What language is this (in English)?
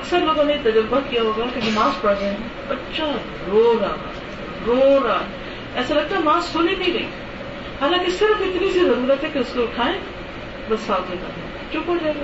Urdu